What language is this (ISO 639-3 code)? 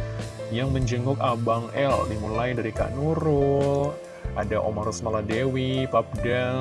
ind